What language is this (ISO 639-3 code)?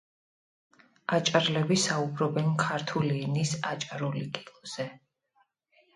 kat